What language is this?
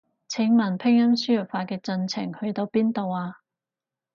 Cantonese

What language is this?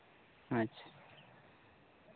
Santali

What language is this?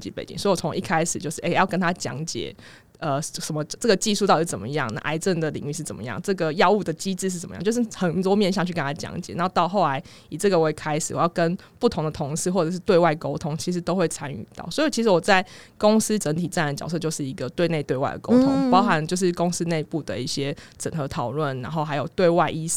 Chinese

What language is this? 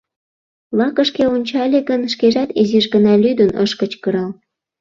Mari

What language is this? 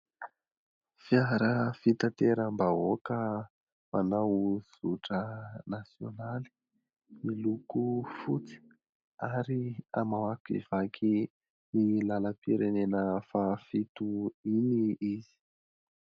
Malagasy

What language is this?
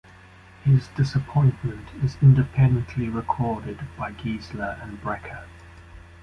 English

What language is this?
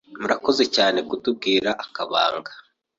Kinyarwanda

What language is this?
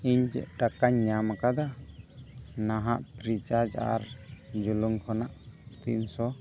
Santali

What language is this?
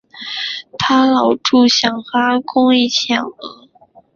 Chinese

